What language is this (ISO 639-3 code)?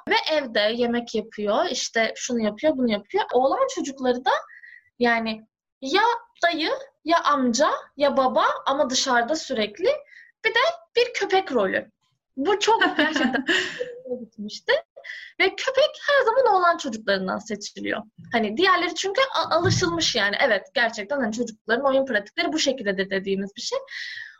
tur